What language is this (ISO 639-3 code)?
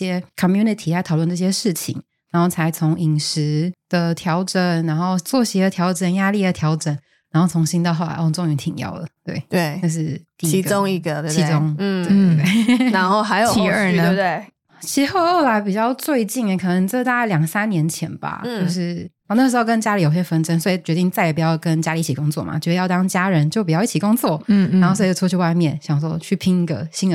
zho